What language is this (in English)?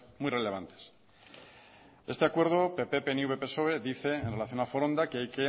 Spanish